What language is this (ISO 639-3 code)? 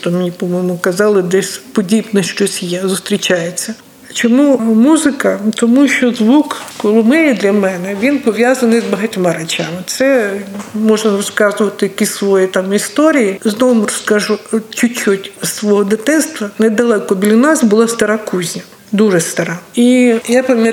ukr